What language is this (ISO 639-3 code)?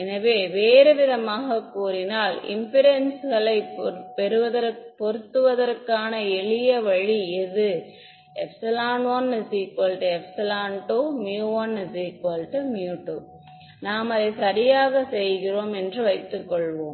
tam